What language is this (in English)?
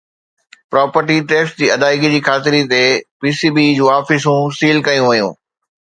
Sindhi